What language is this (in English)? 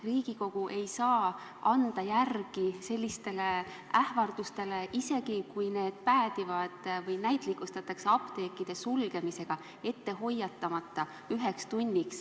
Estonian